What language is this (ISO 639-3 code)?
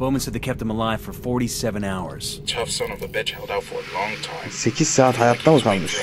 tur